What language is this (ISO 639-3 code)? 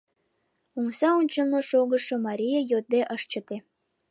chm